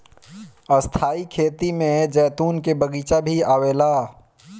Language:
Bhojpuri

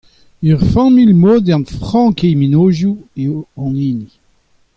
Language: Breton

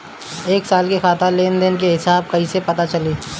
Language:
Bhojpuri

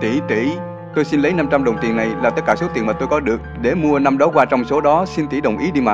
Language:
Vietnamese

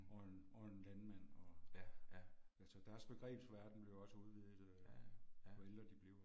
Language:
Danish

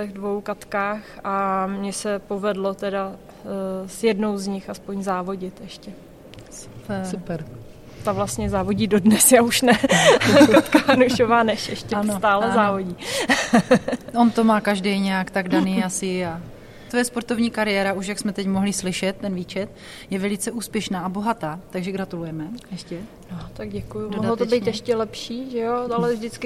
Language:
Czech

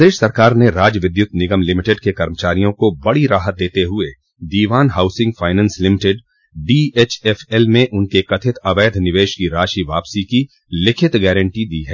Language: Hindi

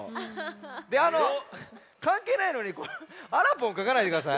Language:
Japanese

